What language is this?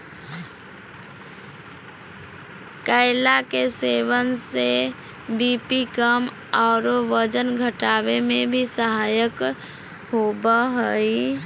Magahi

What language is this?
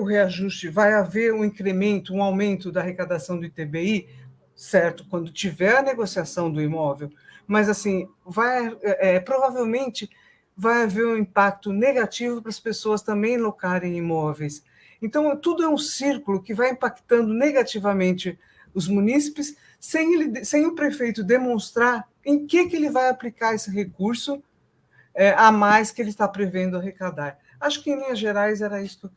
Portuguese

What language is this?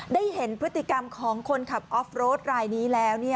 Thai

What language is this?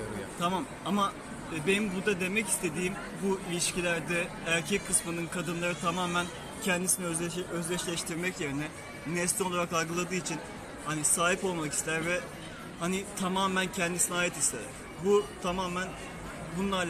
Turkish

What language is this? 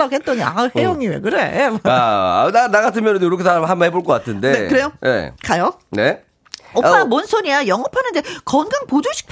Korean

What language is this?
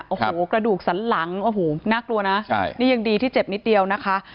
Thai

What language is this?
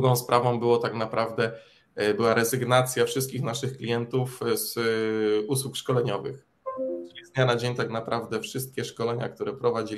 Polish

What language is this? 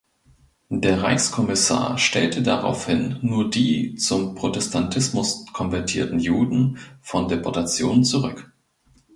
German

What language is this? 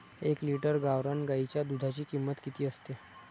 Marathi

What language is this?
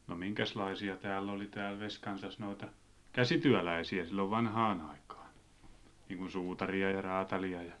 Finnish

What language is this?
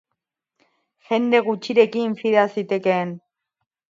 Basque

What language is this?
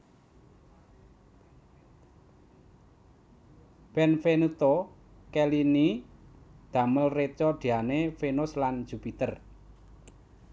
Javanese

